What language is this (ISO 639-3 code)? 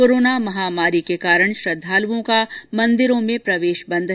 hin